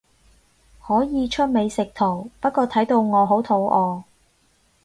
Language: Cantonese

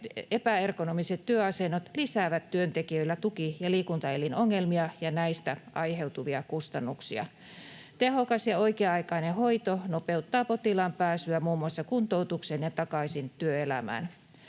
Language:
Finnish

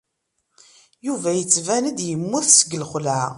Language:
Kabyle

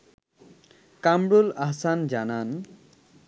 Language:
Bangla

